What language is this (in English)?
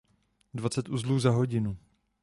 Czech